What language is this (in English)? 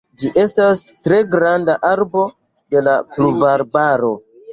Esperanto